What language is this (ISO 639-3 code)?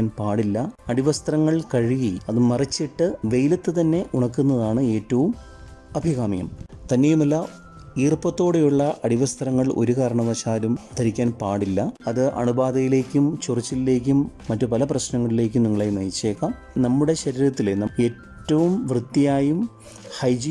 mal